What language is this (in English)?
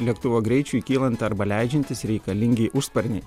Lithuanian